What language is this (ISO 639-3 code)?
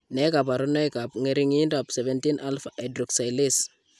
kln